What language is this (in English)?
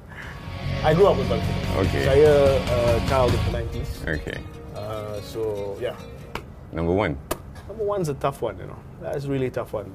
Malay